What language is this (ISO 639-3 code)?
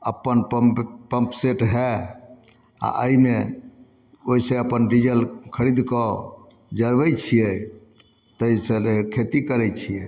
mai